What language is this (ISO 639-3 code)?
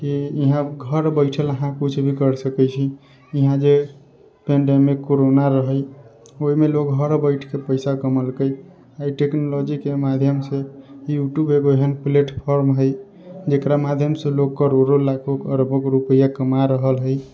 mai